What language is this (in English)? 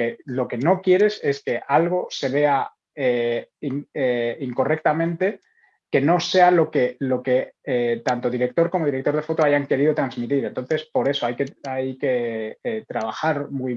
Spanish